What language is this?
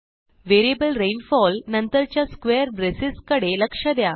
Marathi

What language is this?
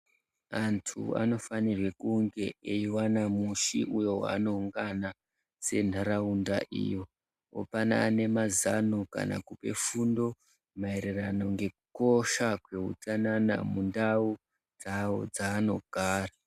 Ndau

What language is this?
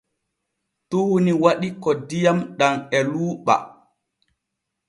Borgu Fulfulde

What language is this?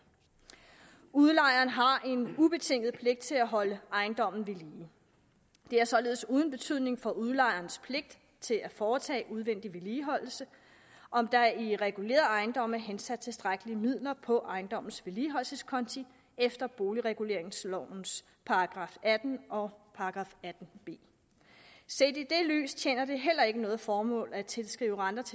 Danish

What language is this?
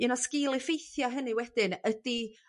Welsh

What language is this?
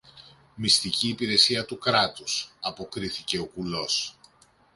Greek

